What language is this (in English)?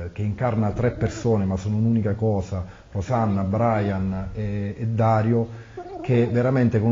Italian